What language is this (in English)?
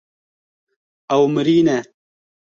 Kurdish